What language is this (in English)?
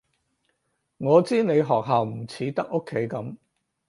Cantonese